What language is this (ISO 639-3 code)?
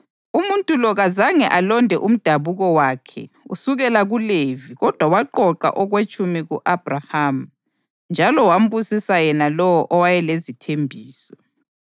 nde